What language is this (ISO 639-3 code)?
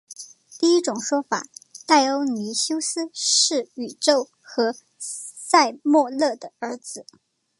zho